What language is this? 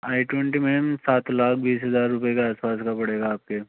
Hindi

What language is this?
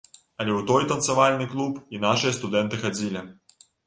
Belarusian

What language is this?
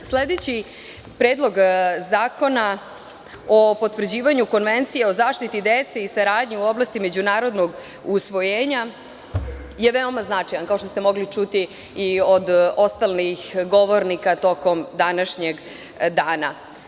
Serbian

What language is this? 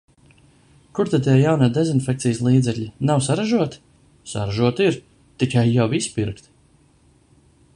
Latvian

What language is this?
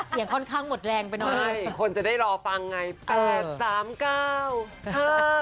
Thai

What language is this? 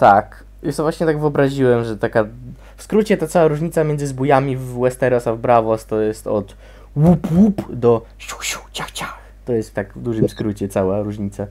Polish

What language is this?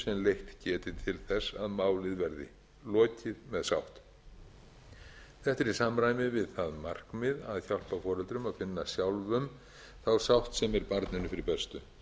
Icelandic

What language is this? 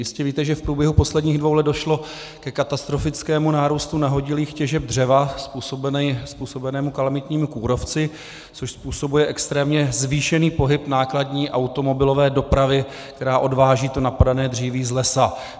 Czech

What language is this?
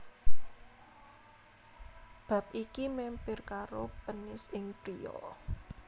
Javanese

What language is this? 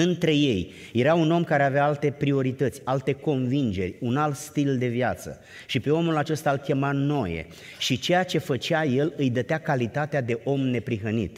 Romanian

